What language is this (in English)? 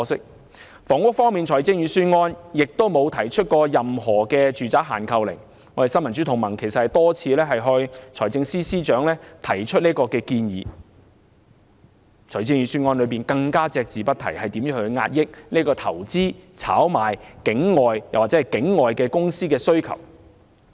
Cantonese